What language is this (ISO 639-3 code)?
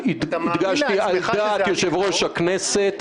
heb